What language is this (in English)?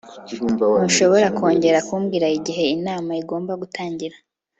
Kinyarwanda